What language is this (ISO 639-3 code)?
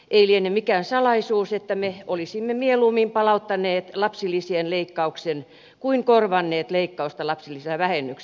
fin